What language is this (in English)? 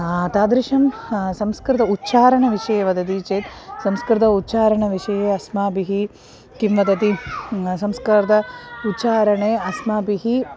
Sanskrit